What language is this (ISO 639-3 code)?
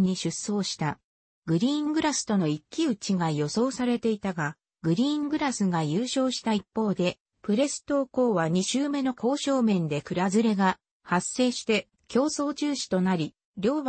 jpn